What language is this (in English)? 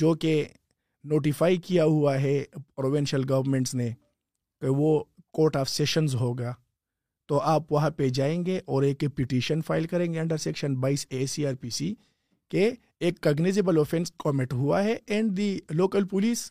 Urdu